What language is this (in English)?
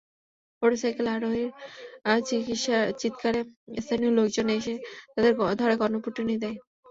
Bangla